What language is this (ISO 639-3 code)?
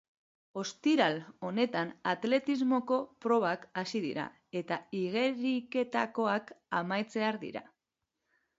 eus